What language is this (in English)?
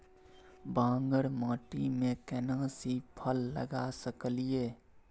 Maithili